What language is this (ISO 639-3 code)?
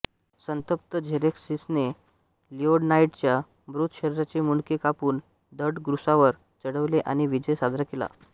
mar